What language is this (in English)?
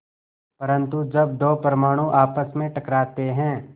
Hindi